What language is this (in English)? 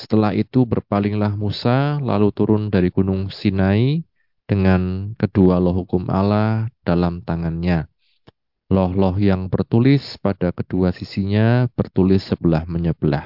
Indonesian